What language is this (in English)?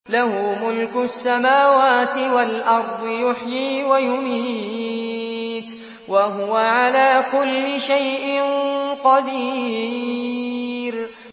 Arabic